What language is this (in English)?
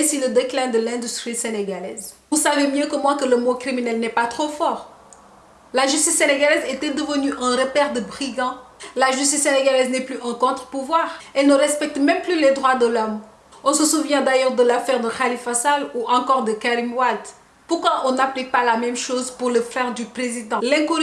French